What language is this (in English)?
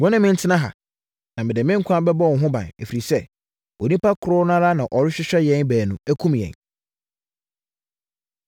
Akan